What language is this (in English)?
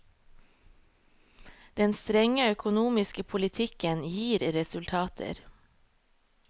Norwegian